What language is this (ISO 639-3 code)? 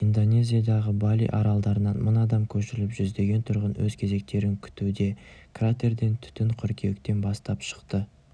kaz